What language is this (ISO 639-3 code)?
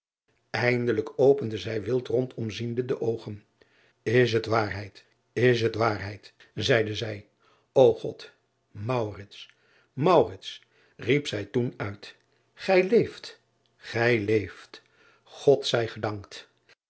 nld